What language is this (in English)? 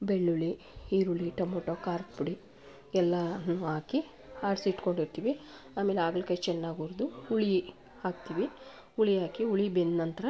Kannada